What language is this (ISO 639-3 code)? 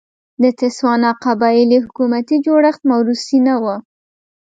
pus